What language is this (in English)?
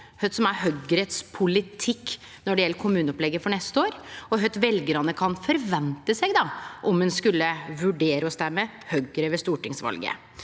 Norwegian